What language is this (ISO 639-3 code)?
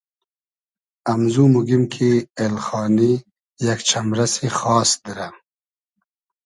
haz